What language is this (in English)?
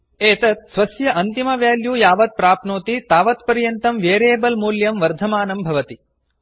Sanskrit